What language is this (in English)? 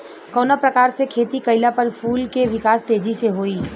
Bhojpuri